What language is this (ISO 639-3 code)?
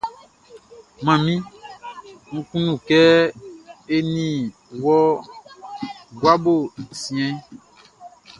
bci